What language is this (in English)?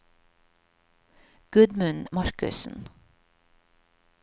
Norwegian